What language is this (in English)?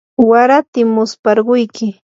Yanahuanca Pasco Quechua